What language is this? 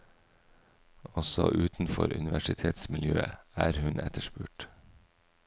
Norwegian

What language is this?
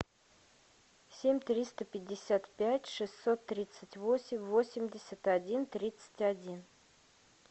Russian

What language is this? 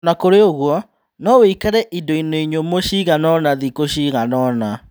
Kikuyu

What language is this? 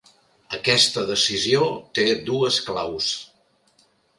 Catalan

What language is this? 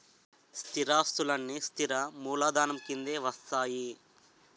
Telugu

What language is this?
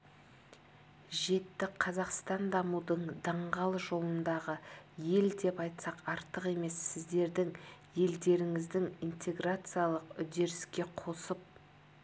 Kazakh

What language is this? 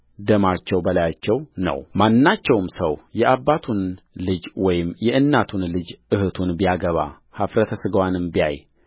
Amharic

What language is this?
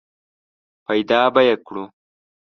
Pashto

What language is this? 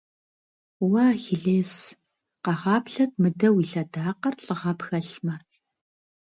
Kabardian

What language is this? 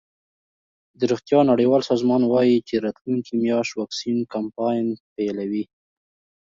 Pashto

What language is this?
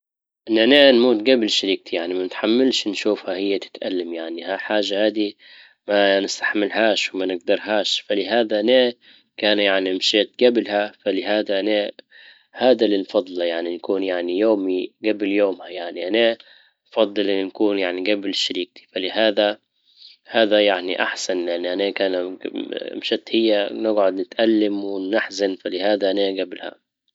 Libyan Arabic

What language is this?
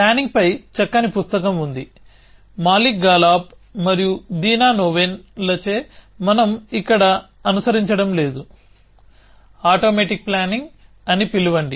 Telugu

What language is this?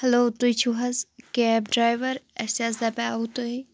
Kashmiri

